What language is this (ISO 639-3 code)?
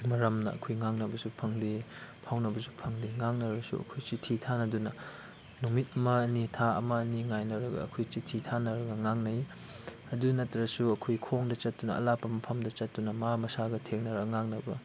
mni